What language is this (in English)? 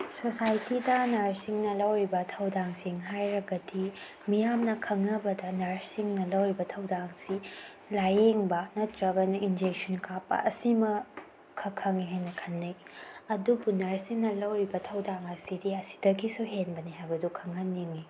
Manipuri